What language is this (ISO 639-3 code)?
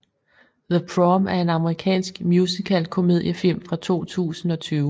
dan